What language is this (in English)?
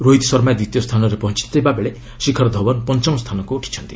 Odia